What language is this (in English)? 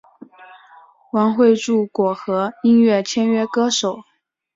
Chinese